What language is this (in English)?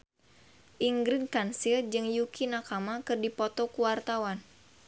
Sundanese